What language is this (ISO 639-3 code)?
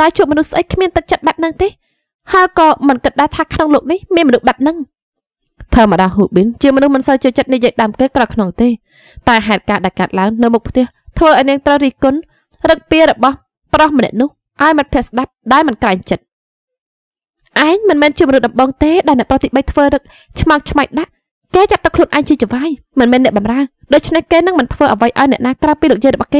vie